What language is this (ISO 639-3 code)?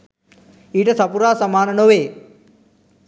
sin